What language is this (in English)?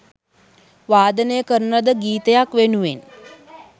Sinhala